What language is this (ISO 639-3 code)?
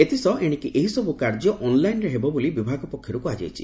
ori